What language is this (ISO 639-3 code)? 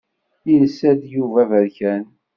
kab